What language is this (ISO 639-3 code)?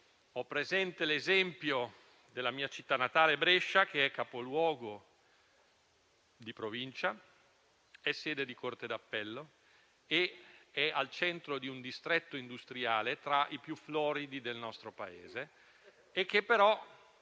ita